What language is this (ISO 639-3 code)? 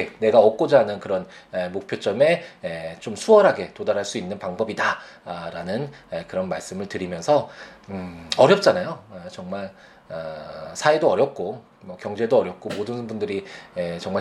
kor